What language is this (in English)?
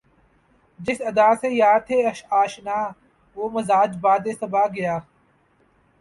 Urdu